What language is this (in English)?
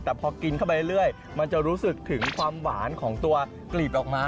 Thai